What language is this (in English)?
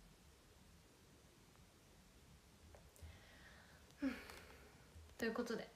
Japanese